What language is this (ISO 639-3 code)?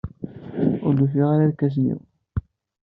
kab